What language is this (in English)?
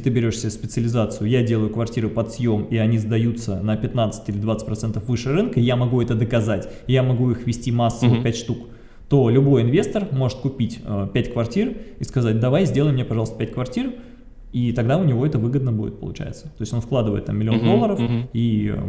Russian